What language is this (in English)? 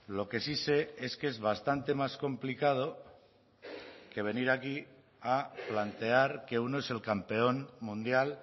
Spanish